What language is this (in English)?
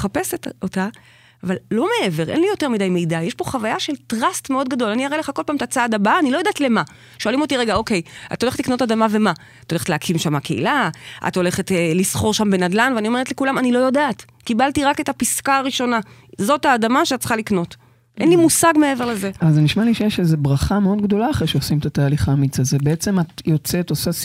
Hebrew